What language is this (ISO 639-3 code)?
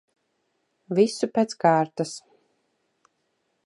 lav